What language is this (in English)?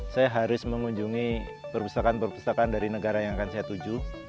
Indonesian